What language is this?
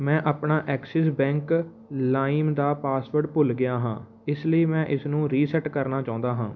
Punjabi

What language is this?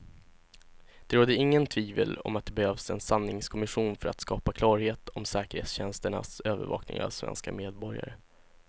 Swedish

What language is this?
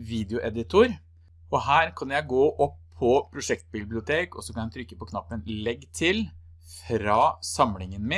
Norwegian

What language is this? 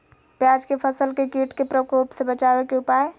Magahi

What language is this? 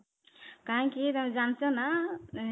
Odia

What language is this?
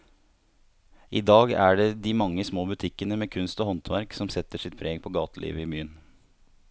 Norwegian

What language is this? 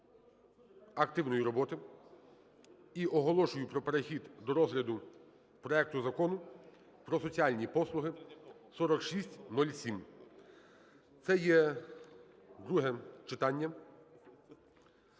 Ukrainian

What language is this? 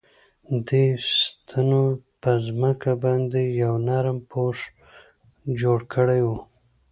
Pashto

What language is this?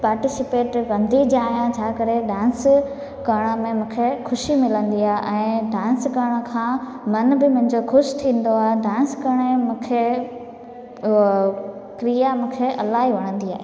Sindhi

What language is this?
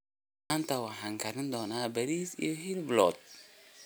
Somali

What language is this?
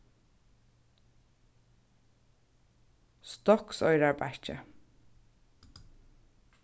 Faroese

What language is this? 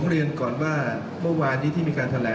Thai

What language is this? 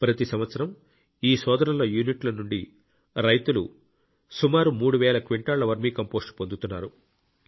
Telugu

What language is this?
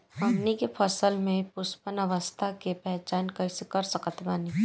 Bhojpuri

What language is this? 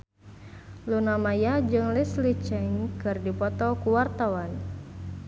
Sundanese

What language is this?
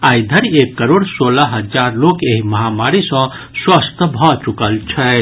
Maithili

